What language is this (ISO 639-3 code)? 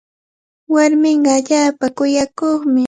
qvl